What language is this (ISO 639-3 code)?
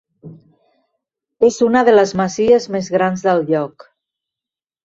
cat